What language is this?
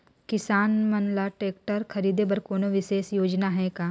Chhattisgarhi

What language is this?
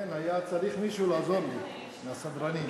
Hebrew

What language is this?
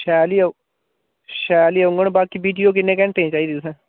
Dogri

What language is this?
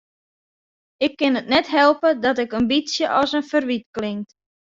Western Frisian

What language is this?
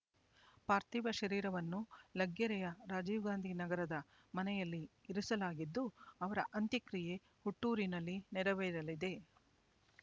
Kannada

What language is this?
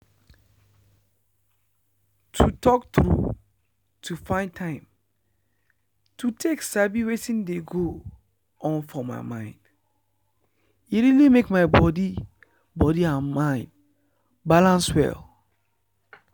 Nigerian Pidgin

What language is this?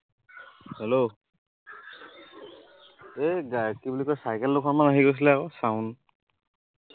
Assamese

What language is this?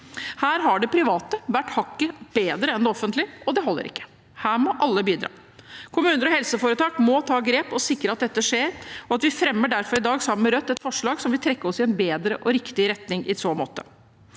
Norwegian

